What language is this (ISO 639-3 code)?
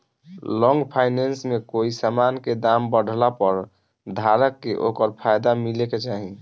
bho